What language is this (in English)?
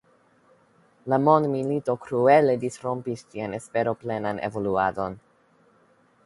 Esperanto